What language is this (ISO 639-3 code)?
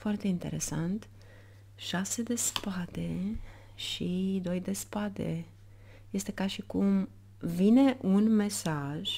ron